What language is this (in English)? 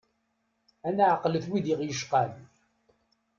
Kabyle